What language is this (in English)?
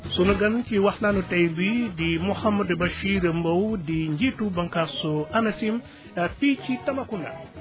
Wolof